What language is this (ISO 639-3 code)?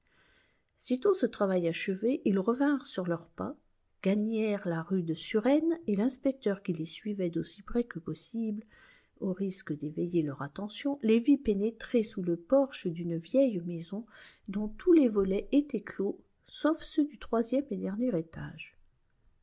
fra